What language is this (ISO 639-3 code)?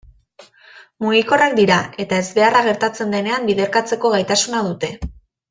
eus